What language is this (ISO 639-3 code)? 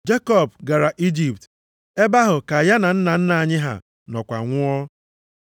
ibo